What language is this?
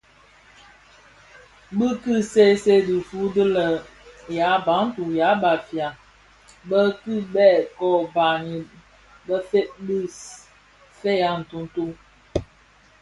Bafia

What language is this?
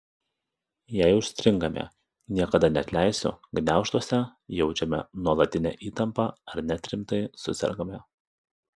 Lithuanian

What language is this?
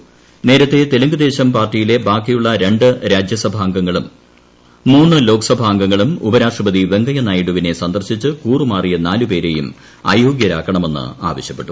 Malayalam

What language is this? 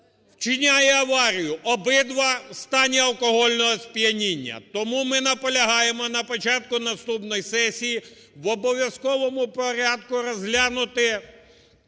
Ukrainian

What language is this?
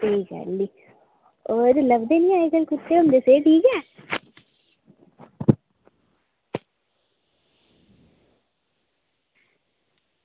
Dogri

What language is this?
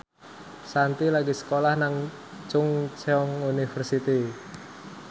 Javanese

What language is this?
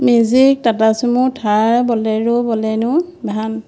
Assamese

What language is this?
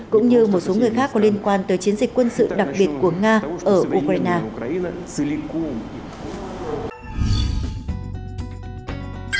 Vietnamese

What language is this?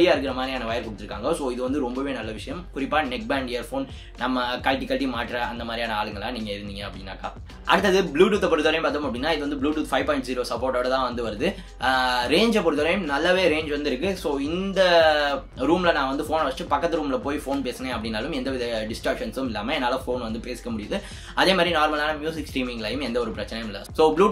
Korean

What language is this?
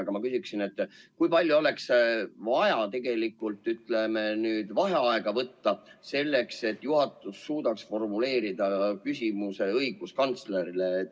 Estonian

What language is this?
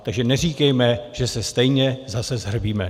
Czech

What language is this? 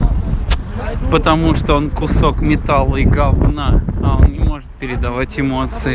Russian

